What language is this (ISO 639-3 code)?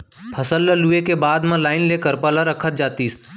hne